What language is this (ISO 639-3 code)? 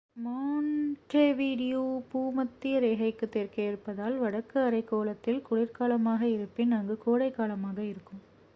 tam